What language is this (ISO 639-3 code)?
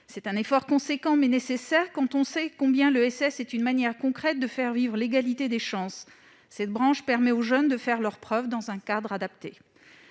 fra